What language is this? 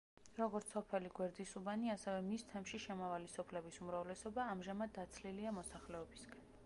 Georgian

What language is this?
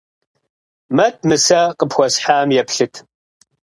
Kabardian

